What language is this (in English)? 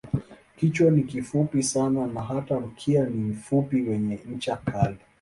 Swahili